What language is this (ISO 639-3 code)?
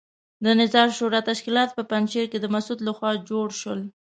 pus